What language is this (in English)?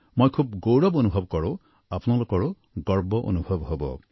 Assamese